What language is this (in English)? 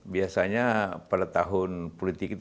Indonesian